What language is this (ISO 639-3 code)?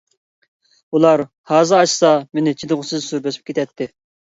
uig